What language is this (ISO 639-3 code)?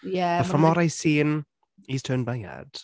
cym